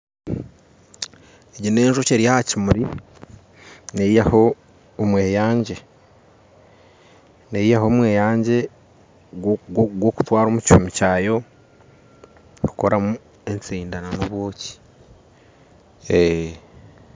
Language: Nyankole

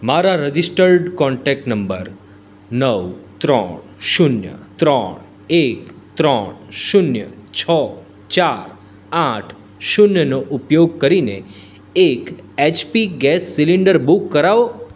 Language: Gujarati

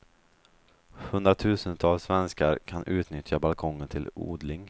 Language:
Swedish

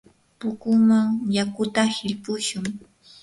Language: Yanahuanca Pasco Quechua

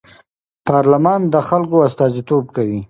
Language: Pashto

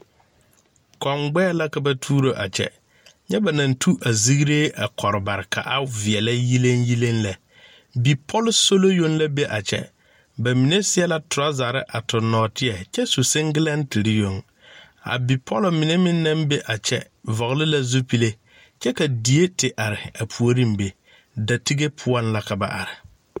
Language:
Southern Dagaare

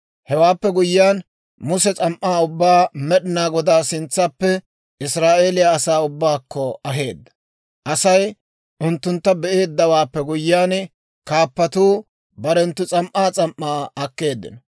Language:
Dawro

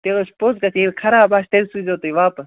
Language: Kashmiri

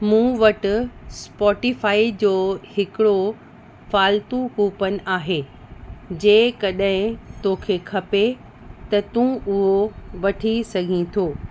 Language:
Sindhi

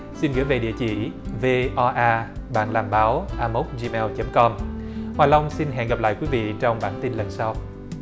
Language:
Vietnamese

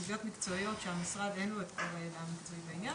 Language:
Hebrew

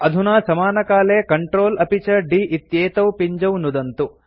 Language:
Sanskrit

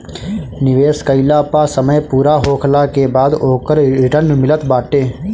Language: Bhojpuri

